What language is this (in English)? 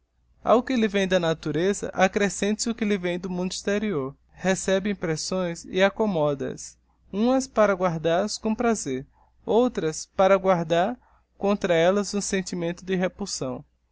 Portuguese